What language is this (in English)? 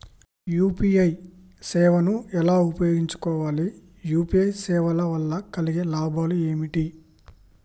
Telugu